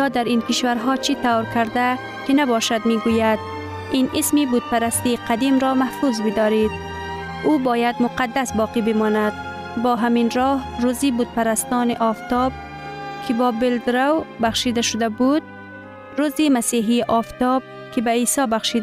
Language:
Persian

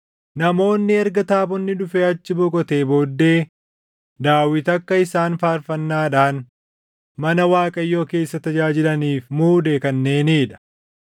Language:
Oromo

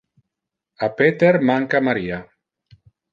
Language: Interlingua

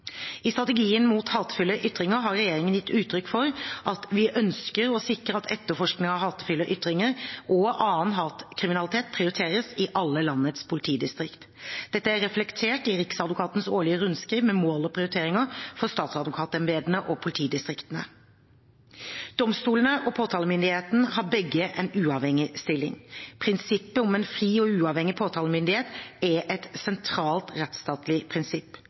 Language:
Norwegian Bokmål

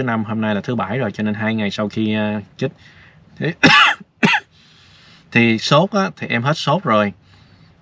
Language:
Vietnamese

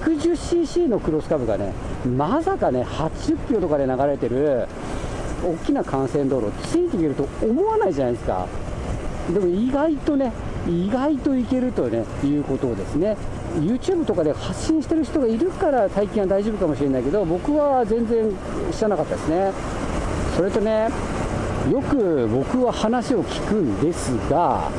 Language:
Japanese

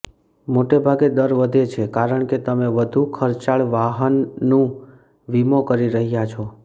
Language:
Gujarati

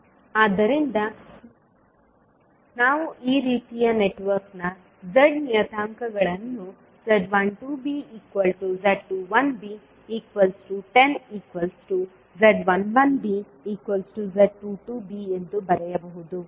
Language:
Kannada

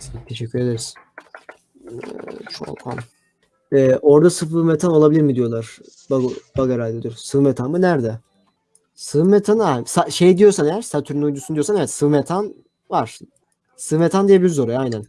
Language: Turkish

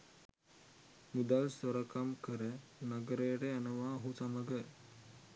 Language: Sinhala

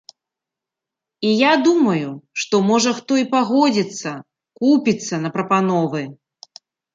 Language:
Belarusian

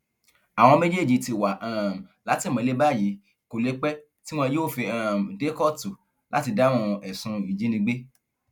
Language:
Yoruba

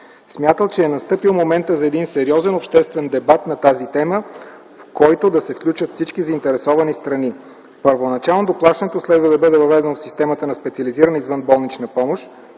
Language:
Bulgarian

